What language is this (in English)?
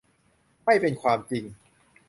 Thai